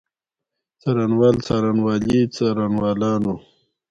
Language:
Pashto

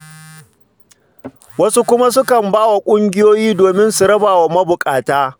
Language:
Hausa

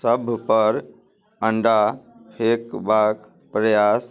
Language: Maithili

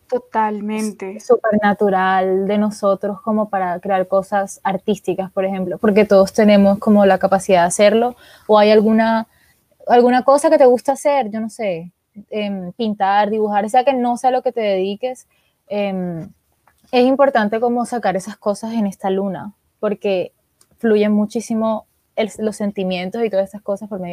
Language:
Spanish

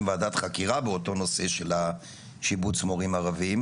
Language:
Hebrew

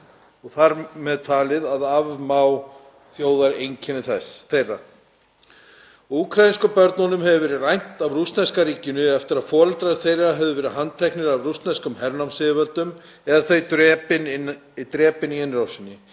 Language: Icelandic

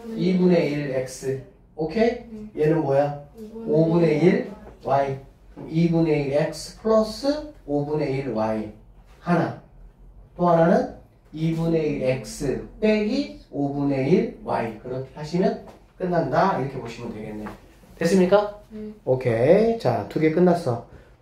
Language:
Korean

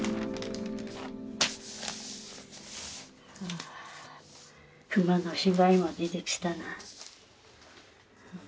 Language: Japanese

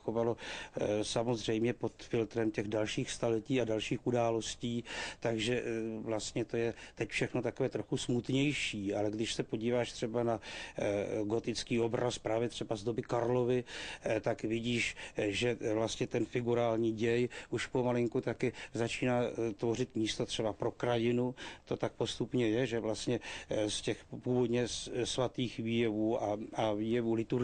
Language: Czech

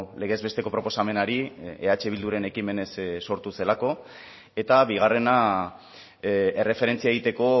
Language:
Basque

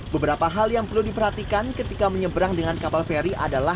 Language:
Indonesian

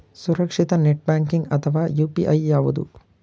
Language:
Kannada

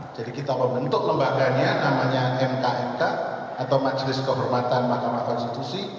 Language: Indonesian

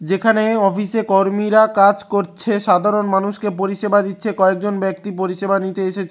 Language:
Bangla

